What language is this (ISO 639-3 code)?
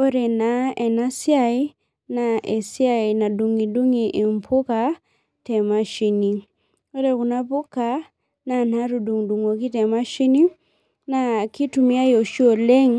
mas